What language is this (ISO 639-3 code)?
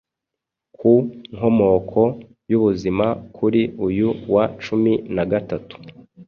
kin